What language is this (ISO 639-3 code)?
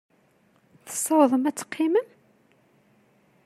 kab